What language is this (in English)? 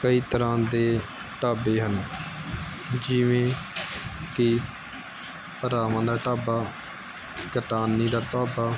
Punjabi